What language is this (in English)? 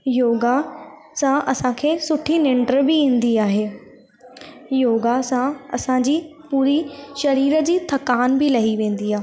Sindhi